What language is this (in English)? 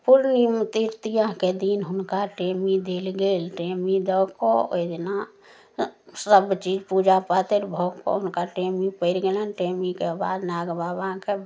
Maithili